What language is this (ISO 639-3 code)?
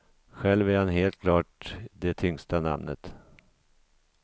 swe